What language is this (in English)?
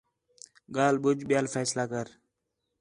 Khetrani